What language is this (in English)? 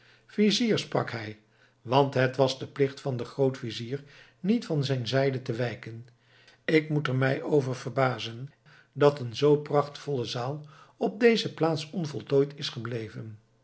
Dutch